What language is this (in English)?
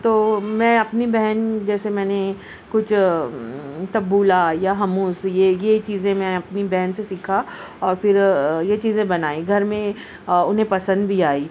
Urdu